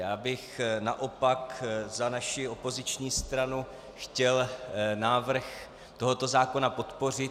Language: Czech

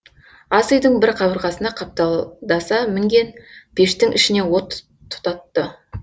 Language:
Kazakh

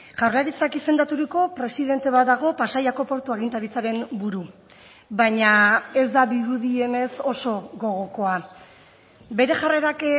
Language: Basque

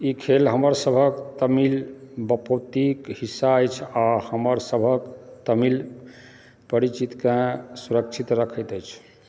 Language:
Maithili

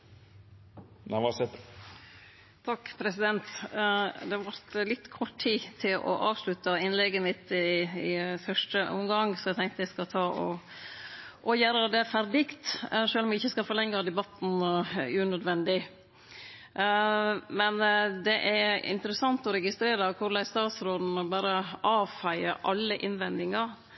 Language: Norwegian Nynorsk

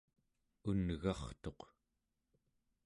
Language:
Central Yupik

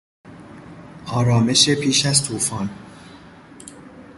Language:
Persian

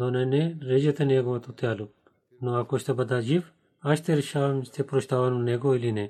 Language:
Bulgarian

